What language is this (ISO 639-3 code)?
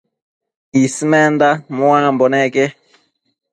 mcf